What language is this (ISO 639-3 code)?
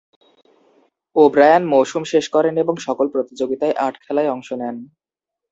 ben